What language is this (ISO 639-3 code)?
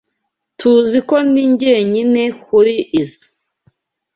kin